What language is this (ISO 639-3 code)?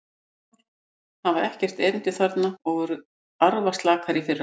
isl